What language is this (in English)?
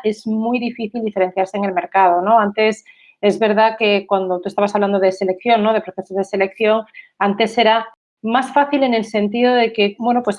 Spanish